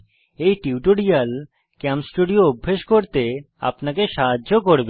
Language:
Bangla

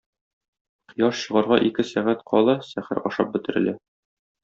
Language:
Tatar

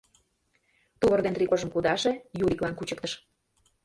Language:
Mari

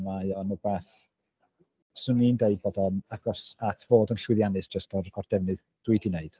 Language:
Welsh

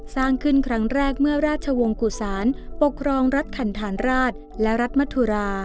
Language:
Thai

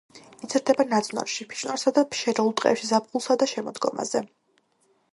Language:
Georgian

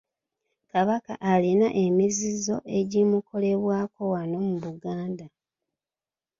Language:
Ganda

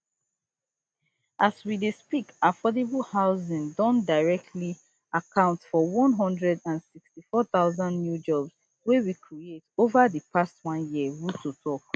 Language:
Nigerian Pidgin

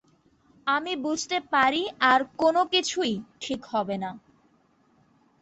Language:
Bangla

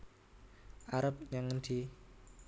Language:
Javanese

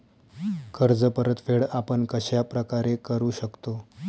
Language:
Marathi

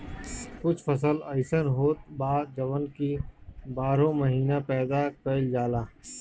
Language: Bhojpuri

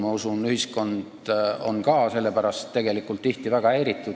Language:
Estonian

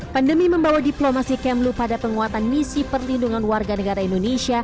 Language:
Indonesian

